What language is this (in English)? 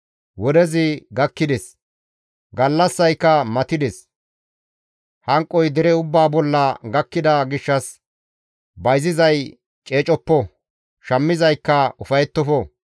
Gamo